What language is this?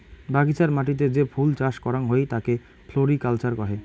Bangla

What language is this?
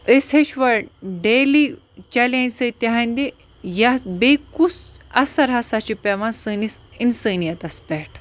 Kashmiri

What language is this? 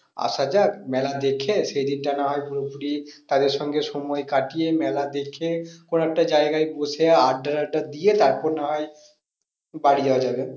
Bangla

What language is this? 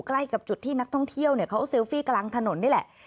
Thai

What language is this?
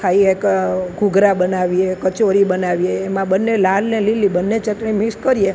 Gujarati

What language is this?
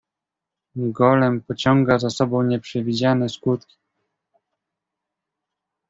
Polish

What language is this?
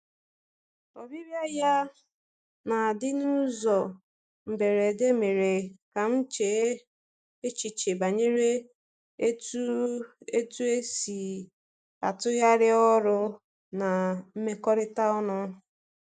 Igbo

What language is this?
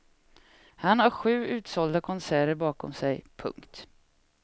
Swedish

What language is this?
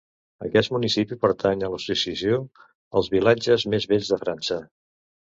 Catalan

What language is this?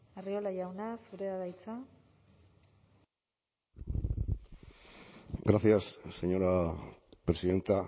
Basque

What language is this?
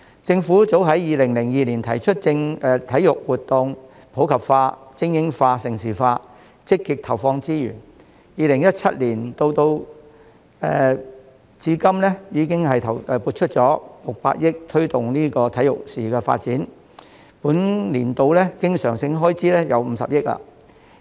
Cantonese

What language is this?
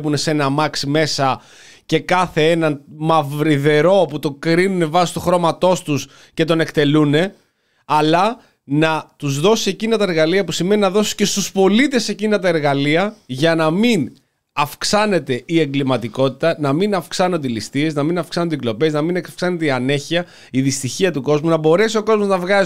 Greek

